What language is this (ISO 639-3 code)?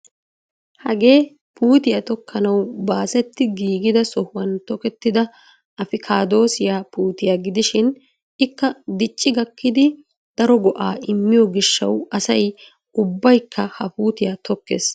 wal